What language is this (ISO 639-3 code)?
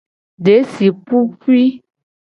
gej